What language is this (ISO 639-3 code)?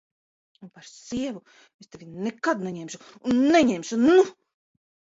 lav